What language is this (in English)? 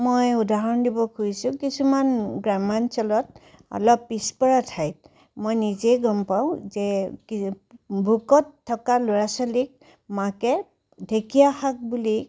Assamese